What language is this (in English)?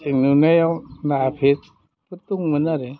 Bodo